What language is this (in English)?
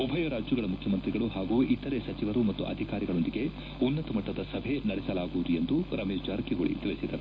Kannada